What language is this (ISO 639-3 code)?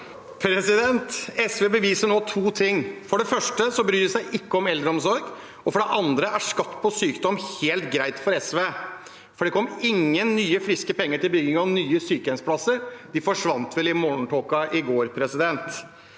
nor